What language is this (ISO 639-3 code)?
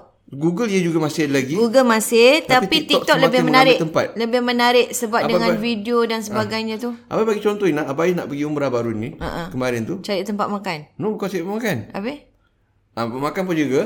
msa